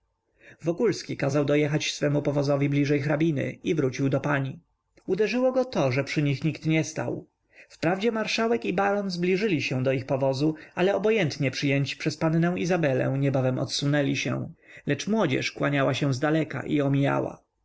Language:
Polish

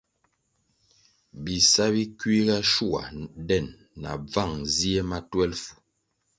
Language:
Kwasio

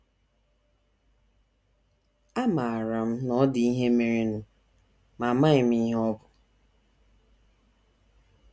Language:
Igbo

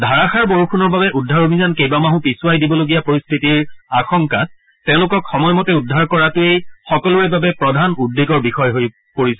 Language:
Assamese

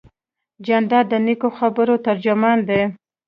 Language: Pashto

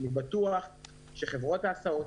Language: Hebrew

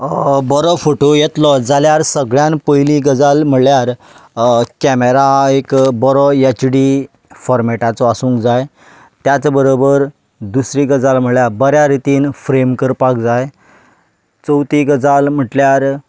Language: Konkani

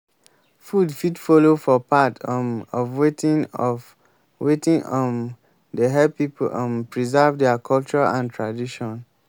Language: Nigerian Pidgin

